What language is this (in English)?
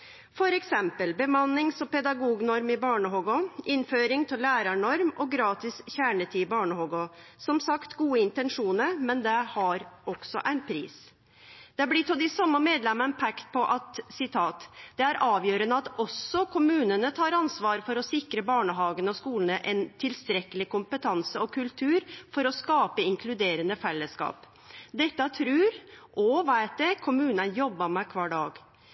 Norwegian Nynorsk